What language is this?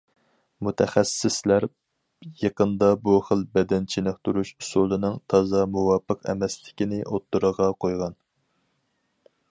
Uyghur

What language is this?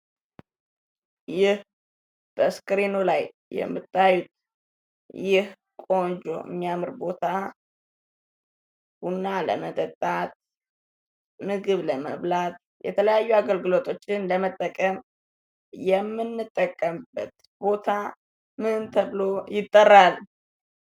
Amharic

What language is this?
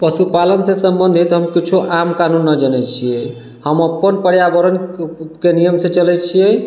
Maithili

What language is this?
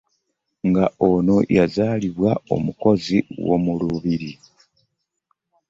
Ganda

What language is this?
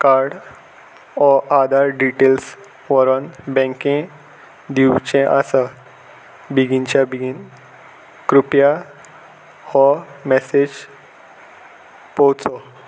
Konkani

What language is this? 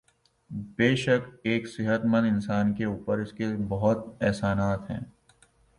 Urdu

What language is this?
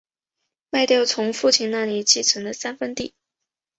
Chinese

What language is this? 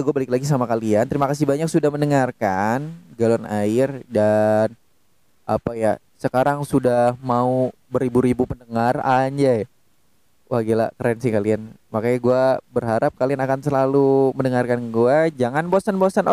Indonesian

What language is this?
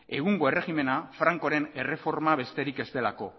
Basque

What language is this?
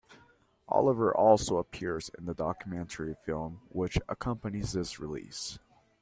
English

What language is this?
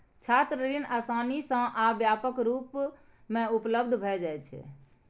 Maithili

